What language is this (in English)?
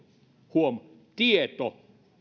Finnish